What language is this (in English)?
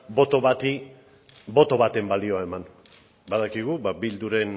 Basque